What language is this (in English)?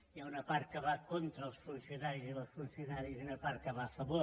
Catalan